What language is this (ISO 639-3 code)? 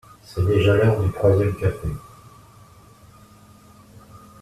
fra